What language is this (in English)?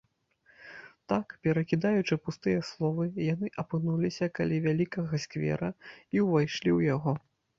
Belarusian